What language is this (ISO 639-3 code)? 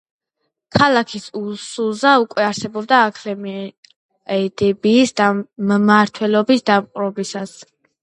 kat